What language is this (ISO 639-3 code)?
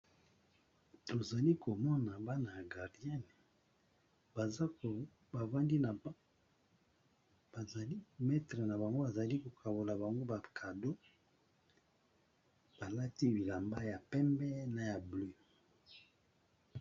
lin